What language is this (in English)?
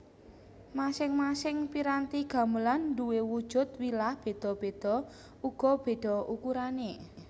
Javanese